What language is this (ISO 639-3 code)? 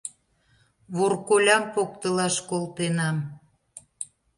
chm